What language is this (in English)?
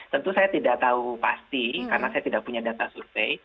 Indonesian